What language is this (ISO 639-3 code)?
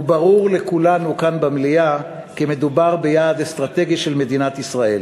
heb